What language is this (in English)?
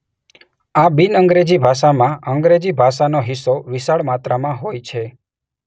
Gujarati